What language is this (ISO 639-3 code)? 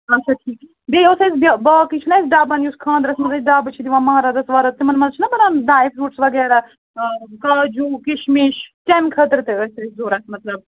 kas